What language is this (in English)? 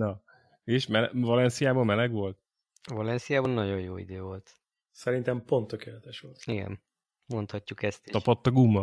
Hungarian